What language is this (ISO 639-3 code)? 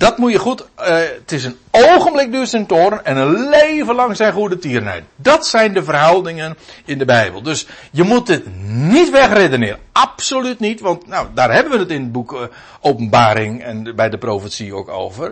nld